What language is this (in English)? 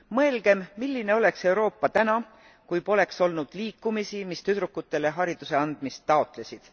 Estonian